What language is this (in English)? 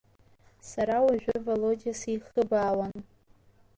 Abkhazian